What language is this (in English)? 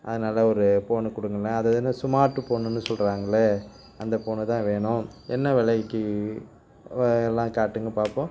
Tamil